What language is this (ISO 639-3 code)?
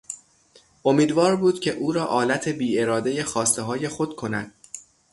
fas